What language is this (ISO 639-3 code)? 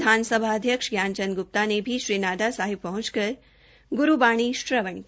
hin